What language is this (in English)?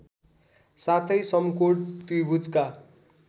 Nepali